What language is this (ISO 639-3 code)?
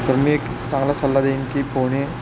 mar